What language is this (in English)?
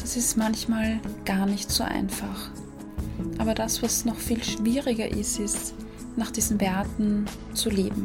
German